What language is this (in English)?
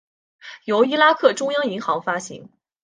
Chinese